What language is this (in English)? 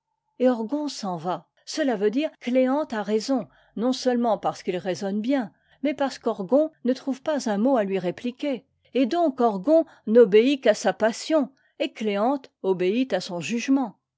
French